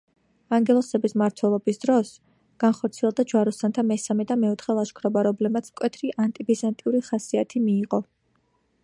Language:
Georgian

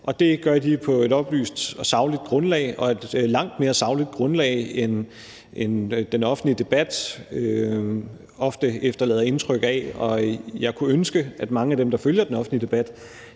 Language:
Danish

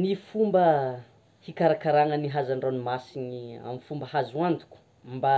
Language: Tsimihety Malagasy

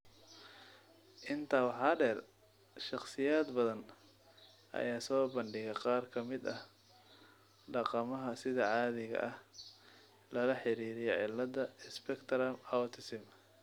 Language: Somali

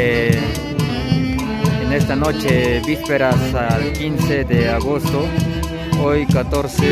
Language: Spanish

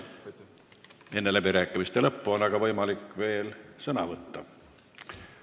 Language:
Estonian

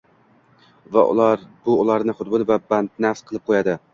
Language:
Uzbek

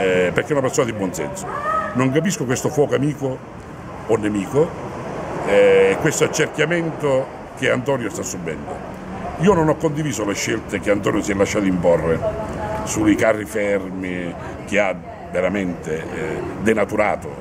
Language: Italian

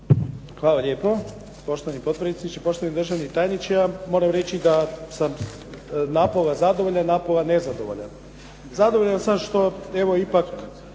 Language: Croatian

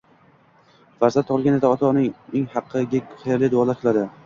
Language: Uzbek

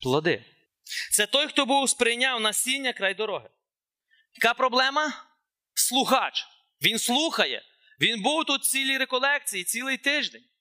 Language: Ukrainian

